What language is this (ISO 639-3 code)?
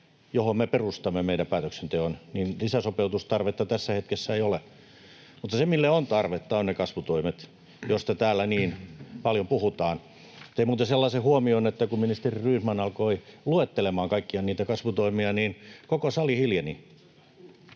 fin